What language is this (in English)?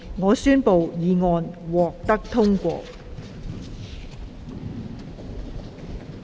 Cantonese